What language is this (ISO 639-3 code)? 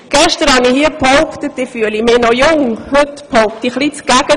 gsw